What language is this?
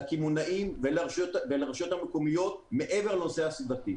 Hebrew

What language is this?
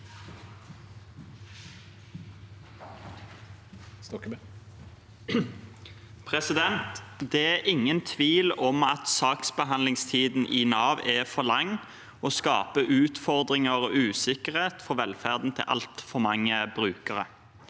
Norwegian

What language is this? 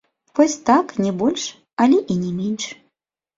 Belarusian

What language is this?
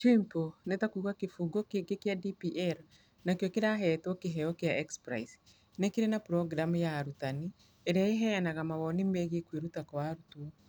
Kikuyu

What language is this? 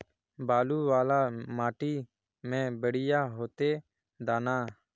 Magahi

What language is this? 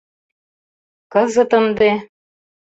Mari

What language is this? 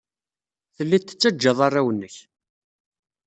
Kabyle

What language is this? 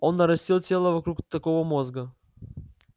Russian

